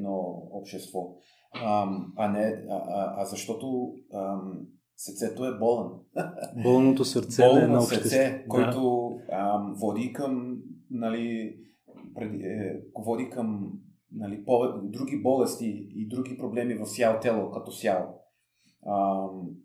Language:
Bulgarian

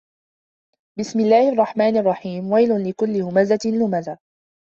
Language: Arabic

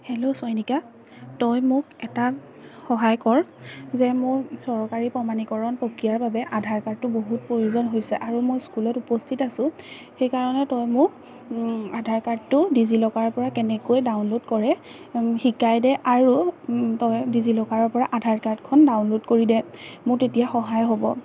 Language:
Assamese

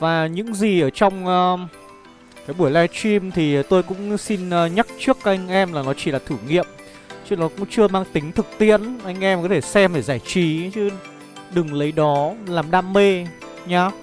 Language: Vietnamese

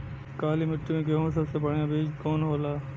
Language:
Bhojpuri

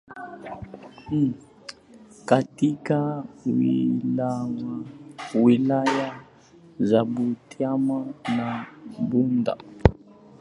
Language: Swahili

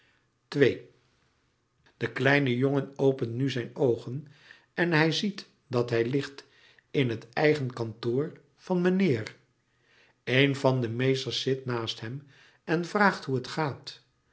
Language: Dutch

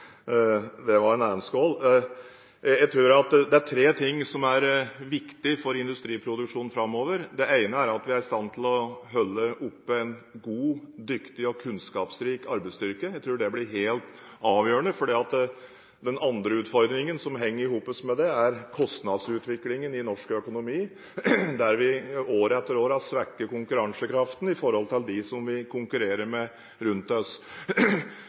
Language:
Norwegian Bokmål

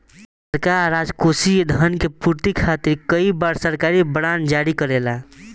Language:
Bhojpuri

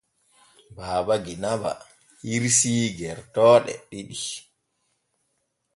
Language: Borgu Fulfulde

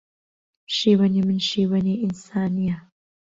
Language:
Central Kurdish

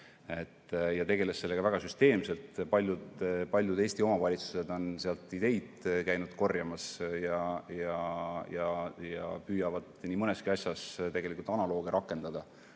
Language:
Estonian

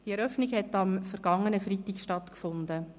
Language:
Swiss German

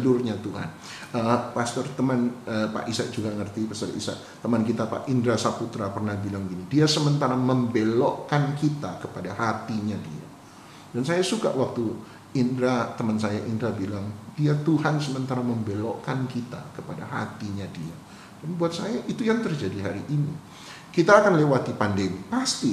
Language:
Indonesian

